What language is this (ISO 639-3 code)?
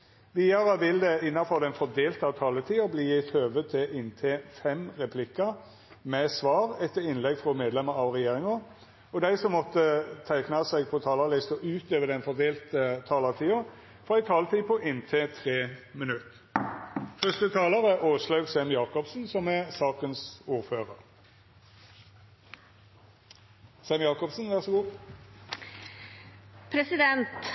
nor